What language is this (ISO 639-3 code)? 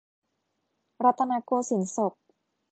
tha